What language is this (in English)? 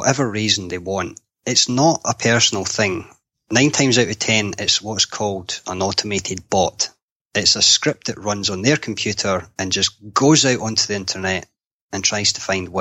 English